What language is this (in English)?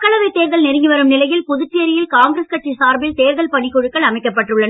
Tamil